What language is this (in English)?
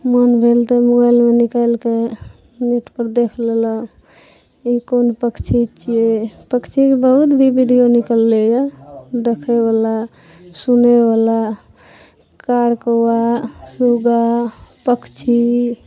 Maithili